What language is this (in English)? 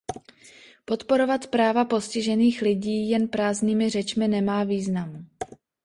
Czech